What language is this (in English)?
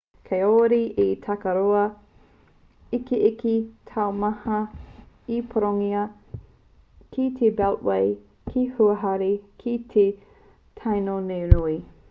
Māori